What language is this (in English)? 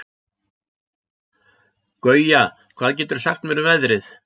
Icelandic